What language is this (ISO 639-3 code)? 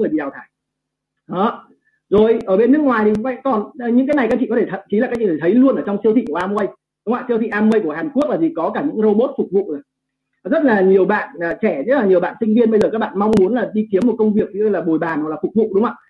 vie